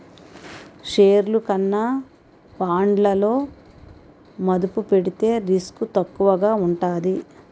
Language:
Telugu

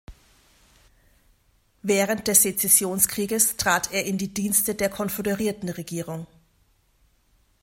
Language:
German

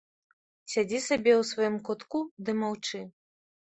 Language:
Belarusian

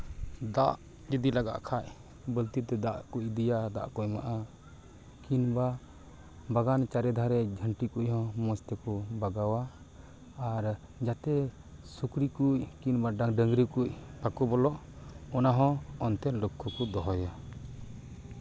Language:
Santali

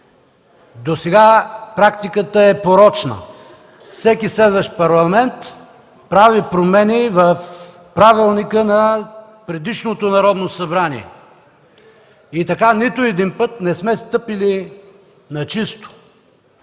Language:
Bulgarian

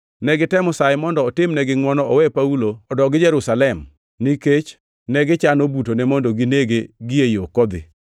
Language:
Luo (Kenya and Tanzania)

